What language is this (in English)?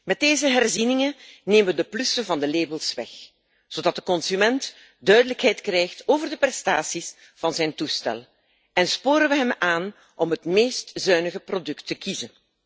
Dutch